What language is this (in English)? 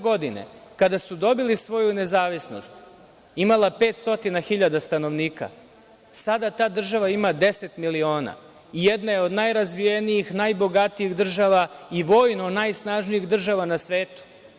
Serbian